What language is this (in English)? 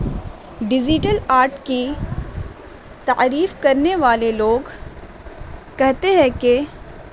Urdu